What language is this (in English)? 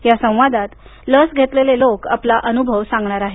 Marathi